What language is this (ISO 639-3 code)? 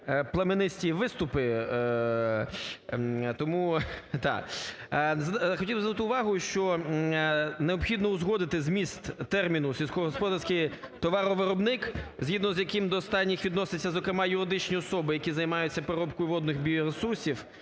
ukr